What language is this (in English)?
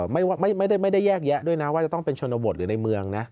Thai